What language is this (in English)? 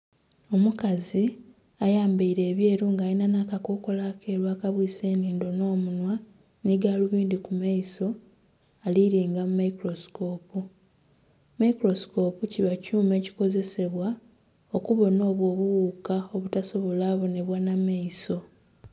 Soga